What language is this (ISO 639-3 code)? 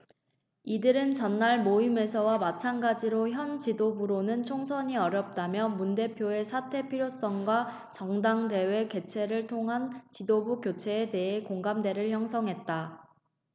kor